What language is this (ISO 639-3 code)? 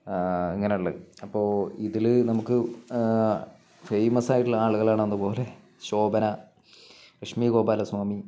mal